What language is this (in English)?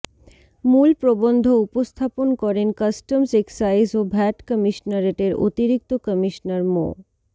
Bangla